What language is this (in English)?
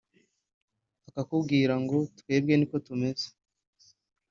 Kinyarwanda